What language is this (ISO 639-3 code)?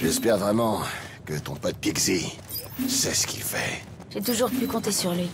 fra